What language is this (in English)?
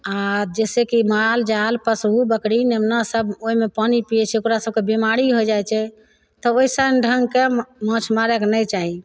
Maithili